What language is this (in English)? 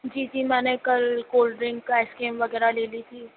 Urdu